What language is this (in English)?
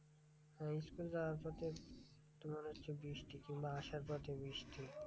Bangla